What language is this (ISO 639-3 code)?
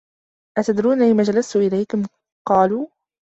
ara